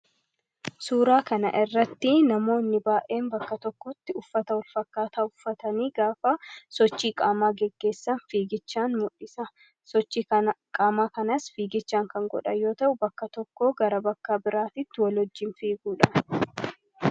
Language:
Oromo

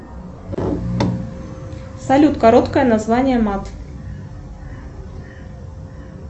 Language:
Russian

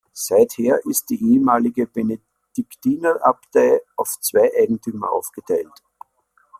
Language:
German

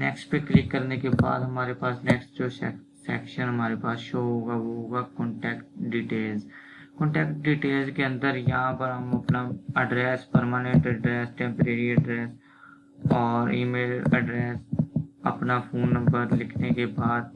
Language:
Urdu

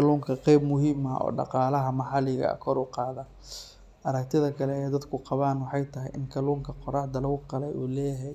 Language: Somali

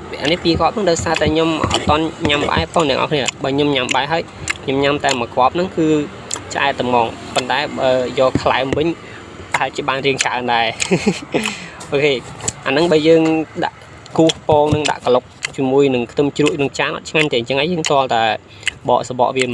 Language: Vietnamese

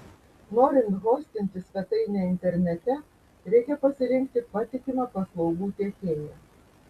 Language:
Lithuanian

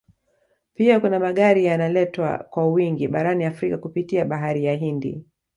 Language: Swahili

